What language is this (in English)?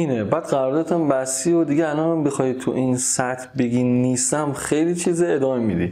Persian